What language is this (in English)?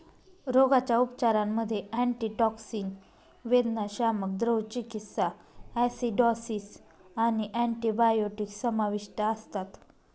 Marathi